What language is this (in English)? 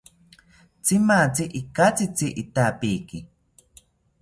South Ucayali Ashéninka